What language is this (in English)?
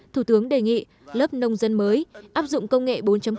Vietnamese